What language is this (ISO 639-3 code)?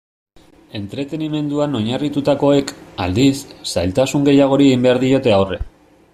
eus